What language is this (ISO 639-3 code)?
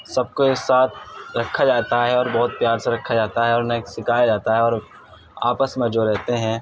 urd